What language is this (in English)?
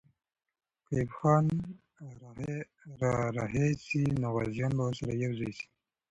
Pashto